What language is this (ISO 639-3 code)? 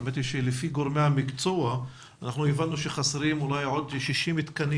heb